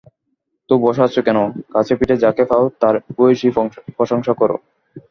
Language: Bangla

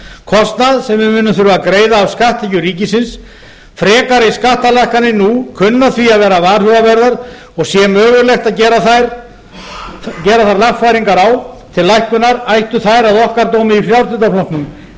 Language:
Icelandic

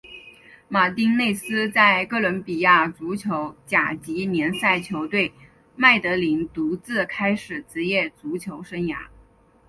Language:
Chinese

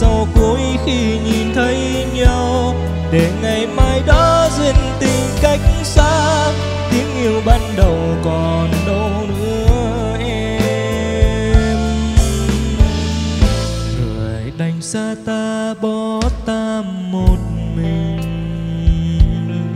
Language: Vietnamese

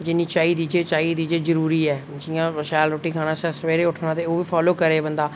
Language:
Dogri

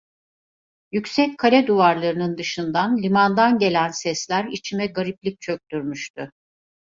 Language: Turkish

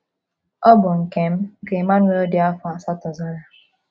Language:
Igbo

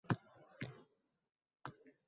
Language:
Uzbek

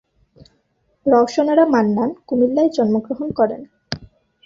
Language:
Bangla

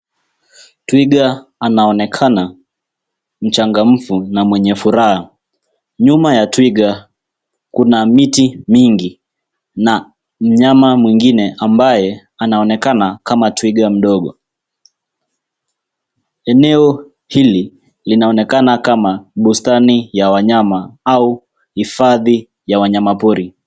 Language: Swahili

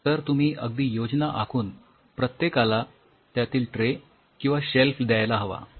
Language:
Marathi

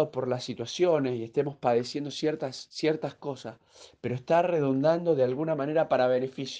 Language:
Spanish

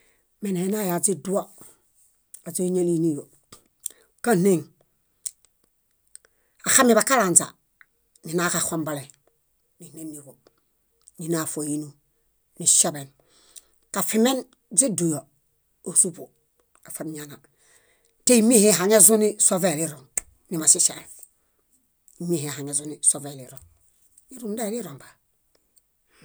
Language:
Bayot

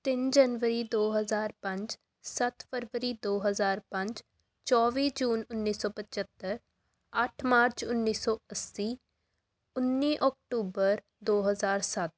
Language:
Punjabi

